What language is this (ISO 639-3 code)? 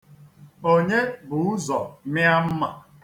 ibo